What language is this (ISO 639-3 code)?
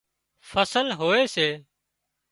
kxp